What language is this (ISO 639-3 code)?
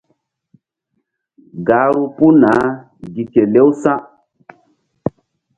mdd